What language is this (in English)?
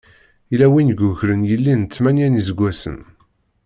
Kabyle